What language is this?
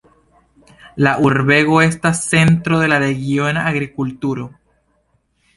Esperanto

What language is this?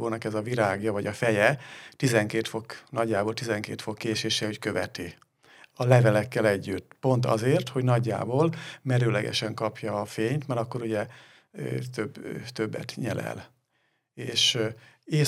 Hungarian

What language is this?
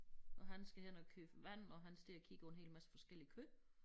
Danish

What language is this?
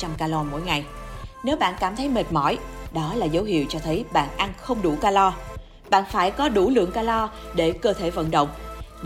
Vietnamese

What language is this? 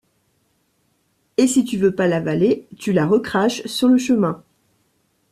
French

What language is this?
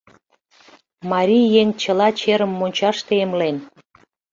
Mari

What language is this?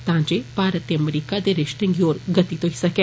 Dogri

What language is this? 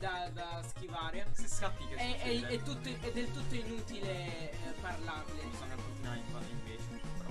Italian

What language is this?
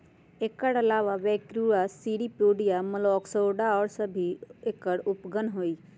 Magahi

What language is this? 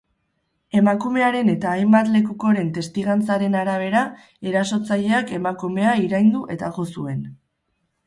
Basque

